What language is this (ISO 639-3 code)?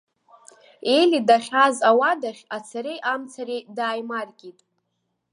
abk